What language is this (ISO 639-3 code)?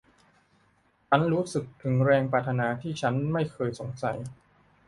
tha